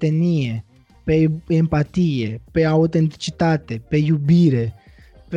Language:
Romanian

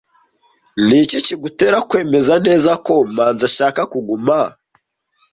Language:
Kinyarwanda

